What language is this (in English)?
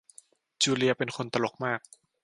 Thai